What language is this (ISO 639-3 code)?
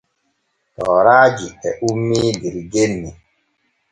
fue